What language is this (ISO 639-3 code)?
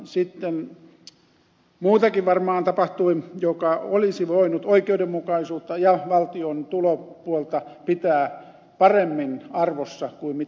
fin